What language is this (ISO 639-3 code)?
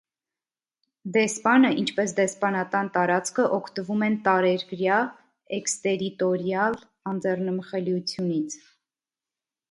hye